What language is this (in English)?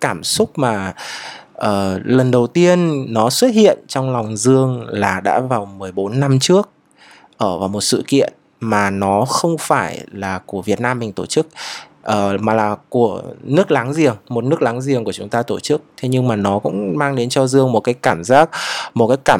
Vietnamese